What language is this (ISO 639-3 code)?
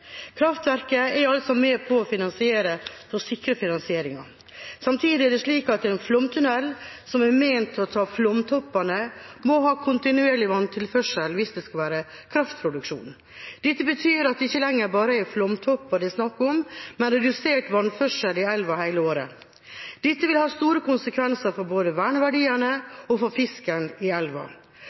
nob